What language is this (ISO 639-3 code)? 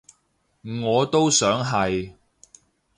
yue